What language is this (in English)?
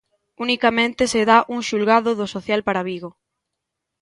Galician